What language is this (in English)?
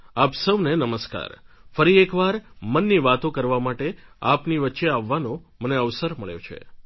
Gujarati